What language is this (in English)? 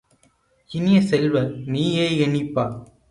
Tamil